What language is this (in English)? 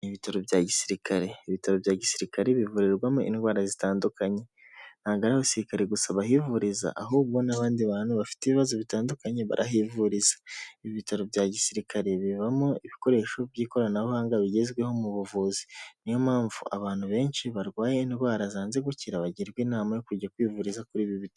Kinyarwanda